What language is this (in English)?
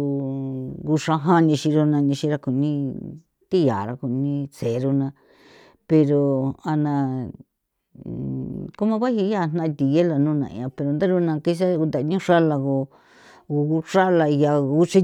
San Felipe Otlaltepec Popoloca